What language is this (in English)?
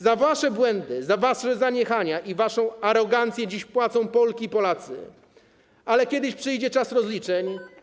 Polish